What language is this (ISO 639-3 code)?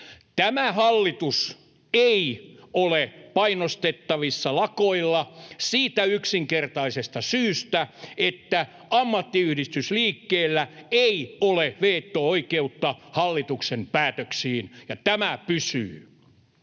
fin